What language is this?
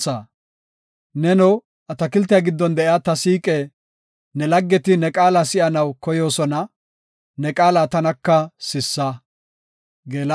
Gofa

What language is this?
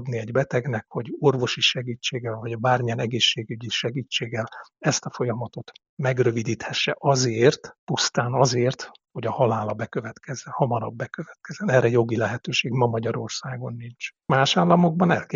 Hungarian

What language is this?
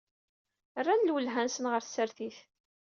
Kabyle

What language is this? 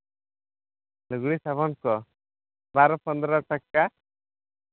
Santali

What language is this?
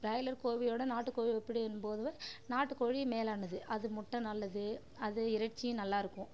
Tamil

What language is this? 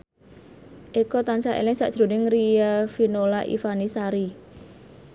Javanese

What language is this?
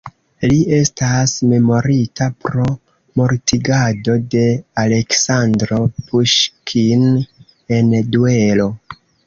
Esperanto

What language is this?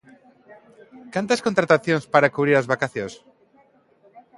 Galician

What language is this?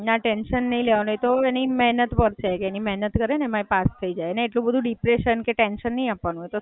Gujarati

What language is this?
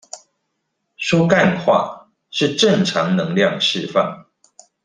Chinese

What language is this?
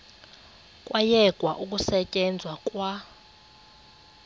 Xhosa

